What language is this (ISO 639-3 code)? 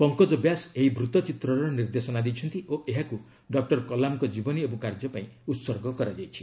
ori